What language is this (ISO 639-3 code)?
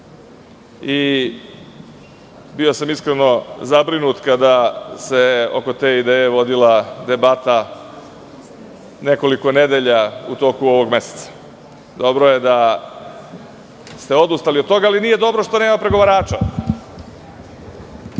srp